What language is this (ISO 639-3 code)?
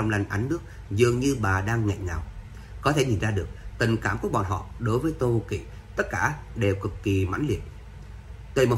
vie